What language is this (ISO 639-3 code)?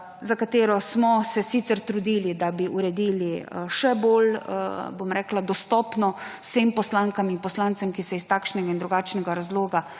slv